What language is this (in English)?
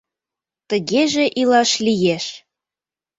Mari